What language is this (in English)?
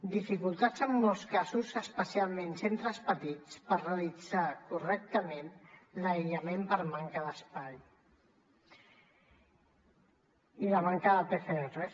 Catalan